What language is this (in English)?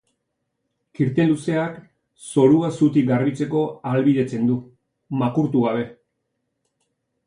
Basque